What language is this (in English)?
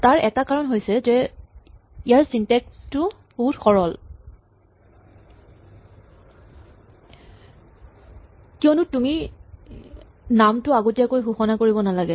Assamese